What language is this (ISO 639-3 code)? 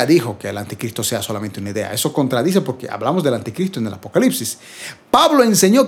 spa